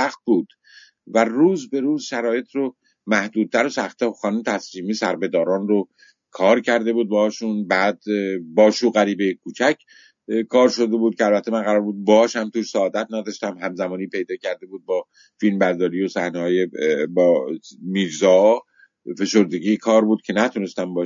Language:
Persian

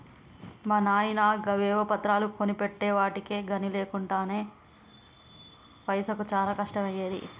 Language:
Telugu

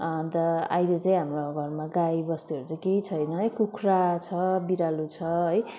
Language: Nepali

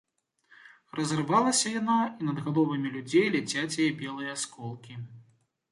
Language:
Belarusian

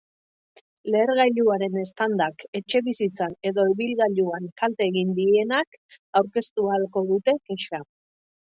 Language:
Basque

